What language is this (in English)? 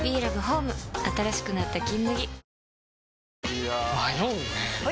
Japanese